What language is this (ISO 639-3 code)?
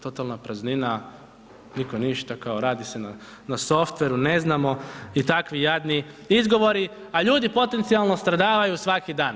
hrv